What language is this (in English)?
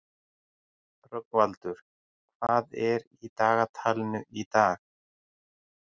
Icelandic